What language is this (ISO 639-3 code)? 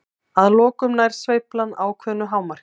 isl